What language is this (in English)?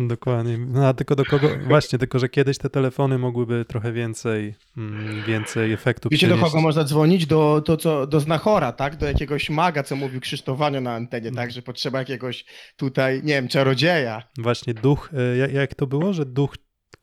Polish